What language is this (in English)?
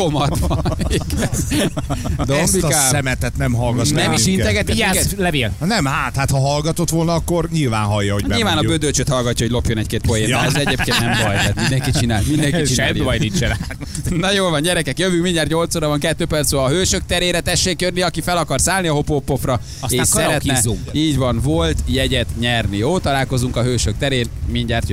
Hungarian